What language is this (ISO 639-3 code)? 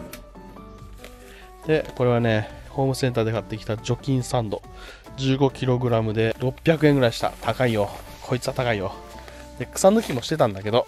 jpn